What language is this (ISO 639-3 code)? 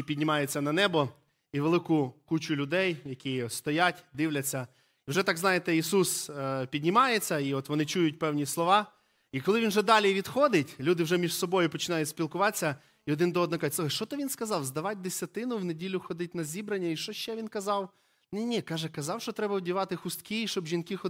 ukr